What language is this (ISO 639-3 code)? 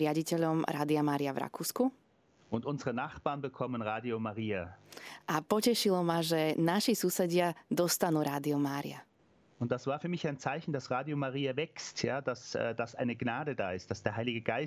slk